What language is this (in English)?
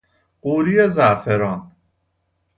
Persian